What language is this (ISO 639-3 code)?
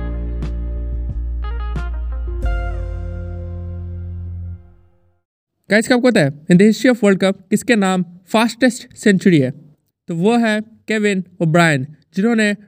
hin